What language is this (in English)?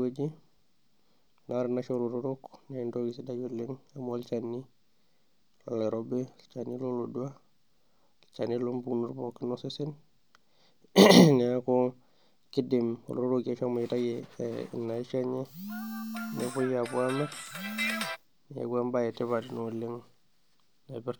Masai